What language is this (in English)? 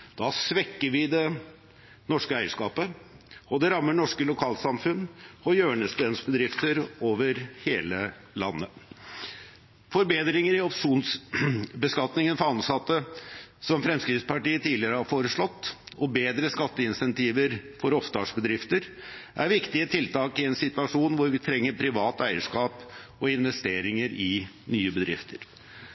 Norwegian Bokmål